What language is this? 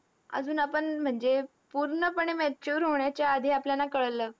Marathi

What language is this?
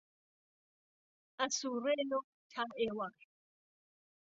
Central Kurdish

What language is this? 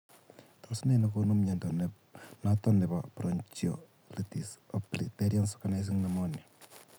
Kalenjin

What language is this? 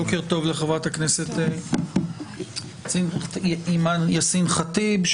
Hebrew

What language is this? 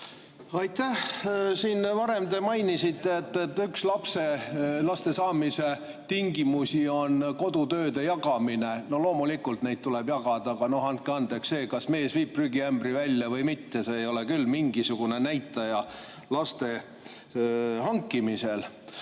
Estonian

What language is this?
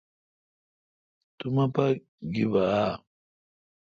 Kalkoti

